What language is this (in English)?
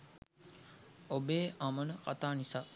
Sinhala